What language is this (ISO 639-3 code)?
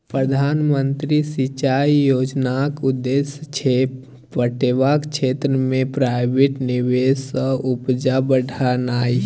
mai